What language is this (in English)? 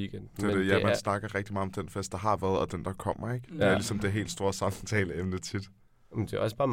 Danish